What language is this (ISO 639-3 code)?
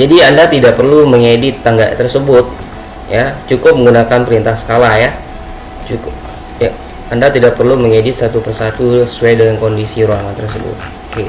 ind